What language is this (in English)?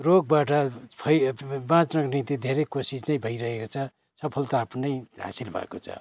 Nepali